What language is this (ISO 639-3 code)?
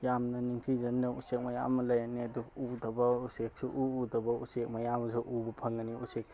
mni